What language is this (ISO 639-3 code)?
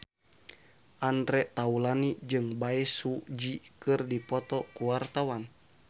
sun